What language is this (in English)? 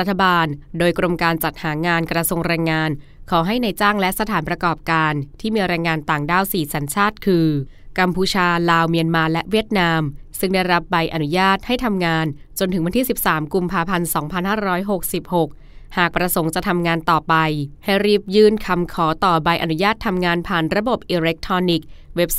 Thai